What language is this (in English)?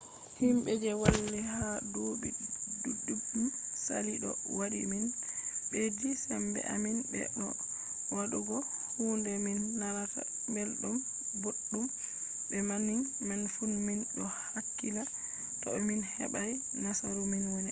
Fula